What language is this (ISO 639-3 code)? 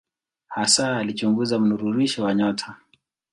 swa